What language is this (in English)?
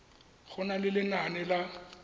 Tswana